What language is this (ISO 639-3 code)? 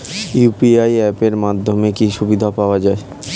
ben